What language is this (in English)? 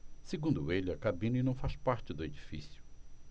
Portuguese